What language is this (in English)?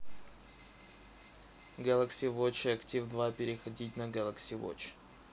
Russian